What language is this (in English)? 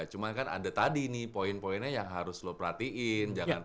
Indonesian